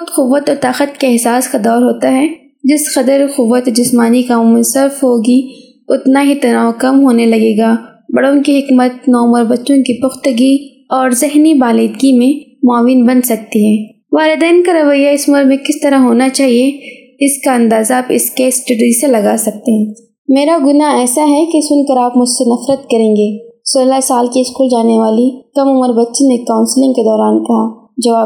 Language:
Urdu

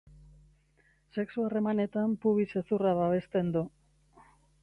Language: Basque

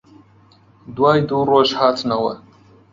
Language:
Central Kurdish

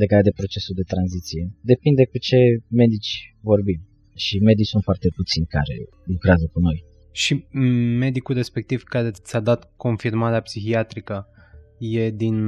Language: Romanian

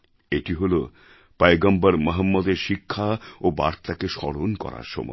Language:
Bangla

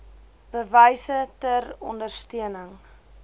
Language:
Afrikaans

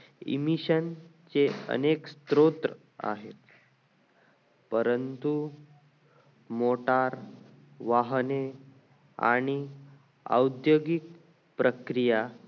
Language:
Marathi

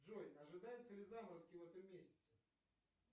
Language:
Russian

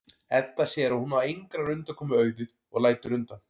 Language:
Icelandic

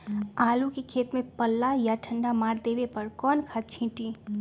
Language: Magahi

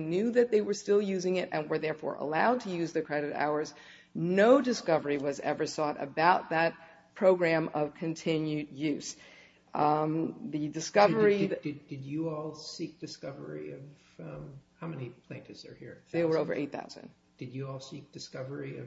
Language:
English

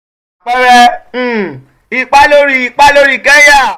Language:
Yoruba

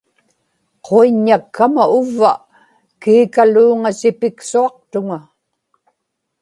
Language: Inupiaq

